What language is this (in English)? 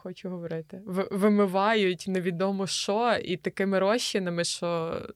Ukrainian